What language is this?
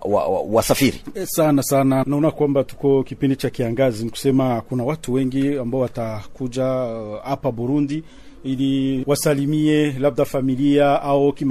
Swahili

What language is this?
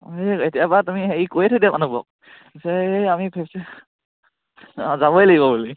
Assamese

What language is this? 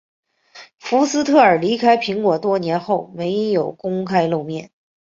Chinese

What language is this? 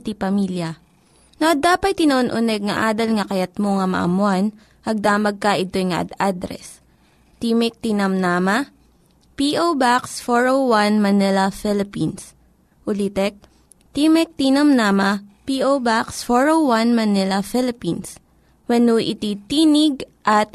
Filipino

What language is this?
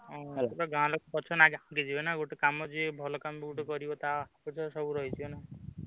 Odia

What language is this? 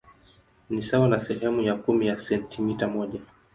Swahili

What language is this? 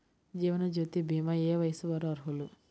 Telugu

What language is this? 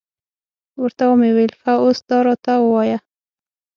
Pashto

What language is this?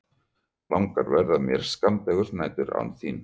Icelandic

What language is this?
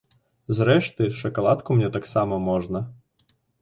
Belarusian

